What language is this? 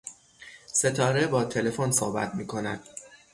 Persian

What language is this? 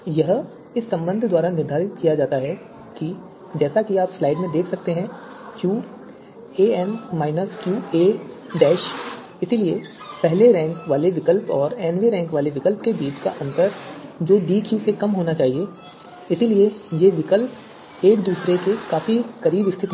Hindi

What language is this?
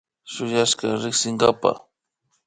Imbabura Highland Quichua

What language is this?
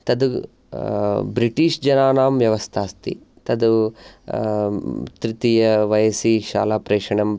Sanskrit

